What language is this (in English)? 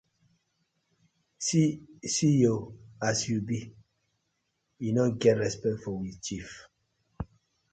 Nigerian Pidgin